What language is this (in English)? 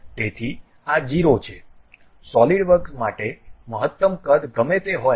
Gujarati